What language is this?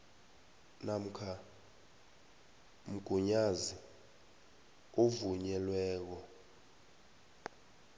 South Ndebele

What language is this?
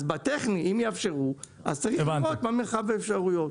Hebrew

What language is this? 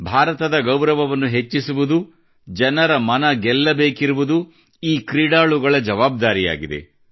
Kannada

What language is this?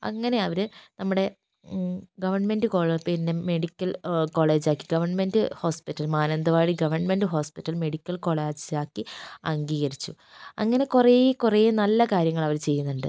Malayalam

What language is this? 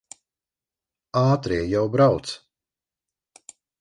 Latvian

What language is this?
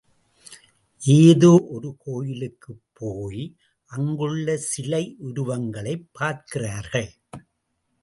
Tamil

